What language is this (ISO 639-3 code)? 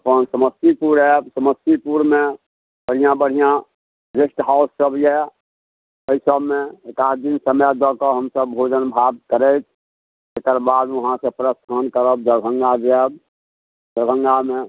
mai